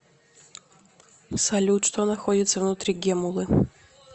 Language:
Russian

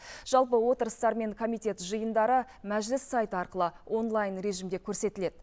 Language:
Kazakh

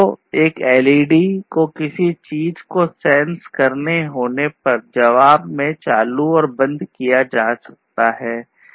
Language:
Hindi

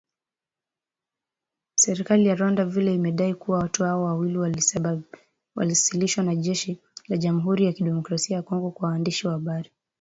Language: Swahili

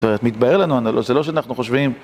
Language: Hebrew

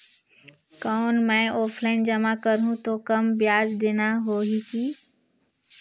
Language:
Chhattisgarhi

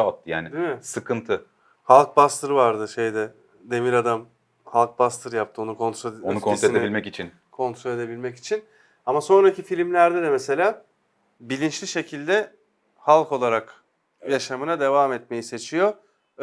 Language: Turkish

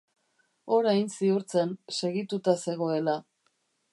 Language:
Basque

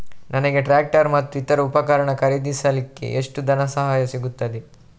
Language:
Kannada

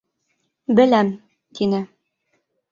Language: Bashkir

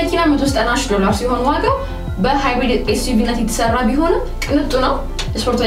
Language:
Italian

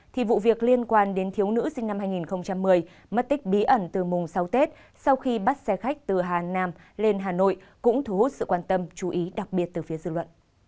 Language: Vietnamese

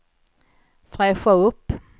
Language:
Swedish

